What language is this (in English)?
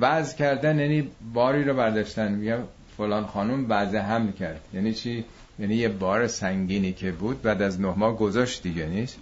Persian